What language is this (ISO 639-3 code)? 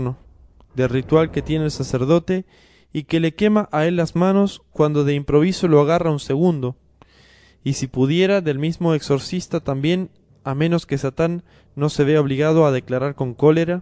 spa